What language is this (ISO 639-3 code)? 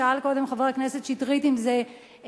heb